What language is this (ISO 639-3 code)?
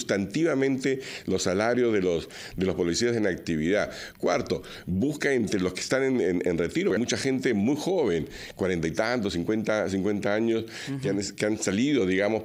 spa